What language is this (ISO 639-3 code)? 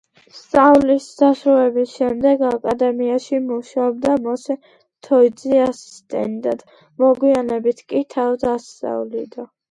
kat